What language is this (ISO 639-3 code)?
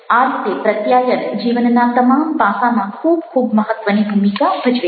guj